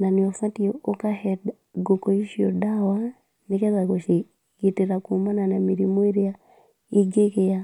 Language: Kikuyu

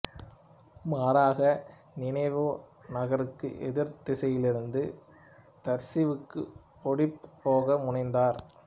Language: Tamil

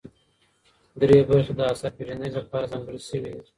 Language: Pashto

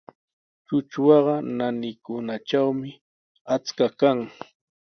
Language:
Sihuas Ancash Quechua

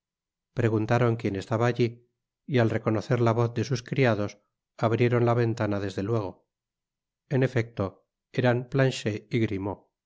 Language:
Spanish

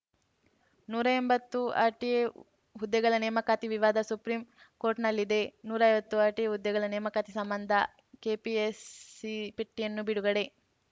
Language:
Kannada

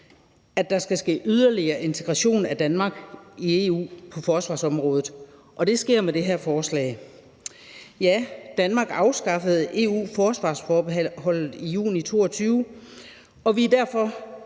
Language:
Danish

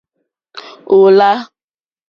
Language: Mokpwe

